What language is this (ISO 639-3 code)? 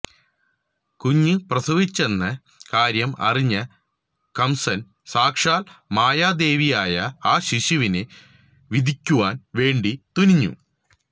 mal